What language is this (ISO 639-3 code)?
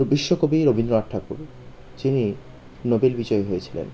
ben